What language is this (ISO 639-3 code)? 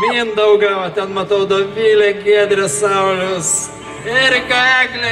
lit